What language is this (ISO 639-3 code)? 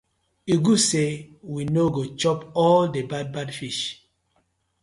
pcm